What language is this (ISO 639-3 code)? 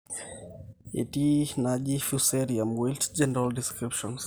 mas